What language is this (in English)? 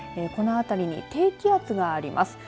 Japanese